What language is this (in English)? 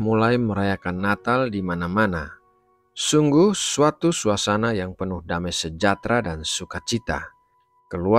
Indonesian